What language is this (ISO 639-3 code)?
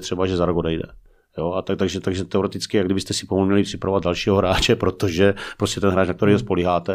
ces